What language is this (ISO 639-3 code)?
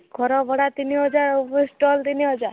ori